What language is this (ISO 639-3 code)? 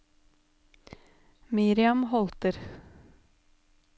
nor